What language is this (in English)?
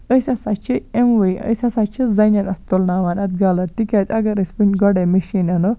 Kashmiri